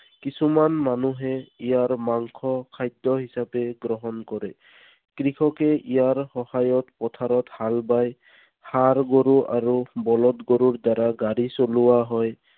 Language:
Assamese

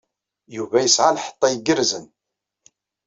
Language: Kabyle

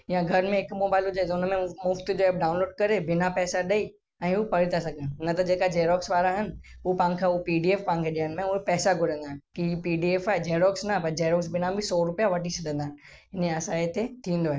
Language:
Sindhi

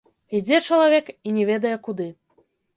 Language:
Belarusian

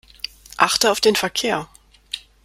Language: German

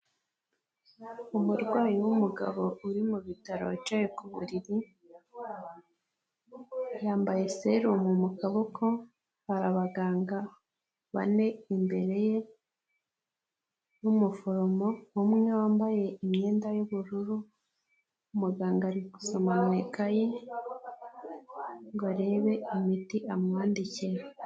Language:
Kinyarwanda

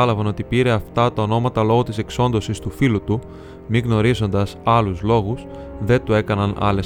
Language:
Greek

